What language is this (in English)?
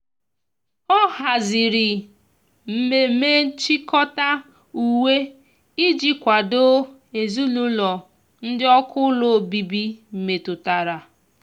Igbo